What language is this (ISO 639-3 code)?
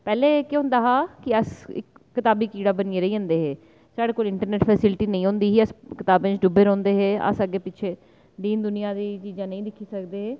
doi